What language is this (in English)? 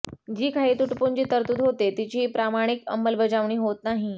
Marathi